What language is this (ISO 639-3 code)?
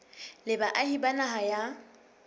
sot